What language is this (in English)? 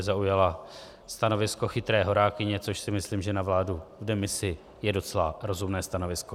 Czech